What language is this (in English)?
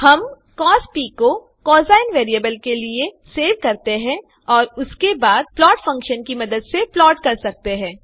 Hindi